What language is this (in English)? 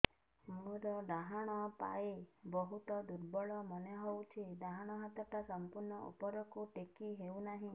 Odia